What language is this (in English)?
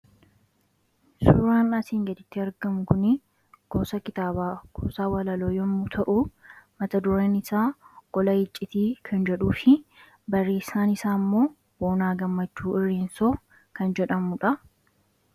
Oromo